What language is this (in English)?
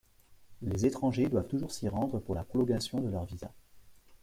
French